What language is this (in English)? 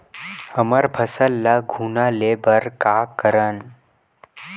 Chhattisgarhi